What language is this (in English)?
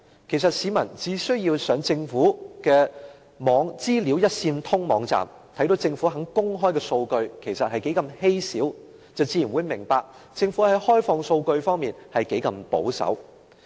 Cantonese